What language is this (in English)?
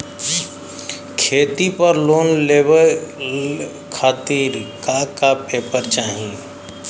Bhojpuri